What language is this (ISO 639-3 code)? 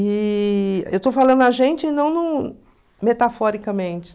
por